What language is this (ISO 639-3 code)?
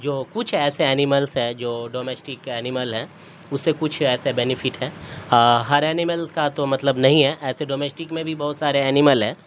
urd